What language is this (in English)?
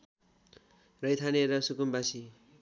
Nepali